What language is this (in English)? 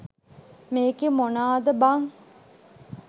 Sinhala